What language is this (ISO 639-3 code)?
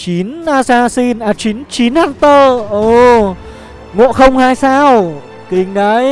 vie